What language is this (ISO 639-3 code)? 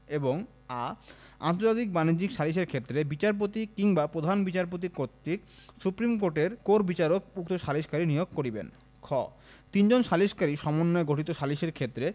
ben